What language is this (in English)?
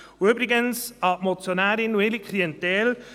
Swiss German